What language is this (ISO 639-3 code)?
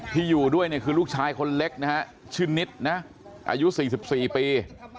tha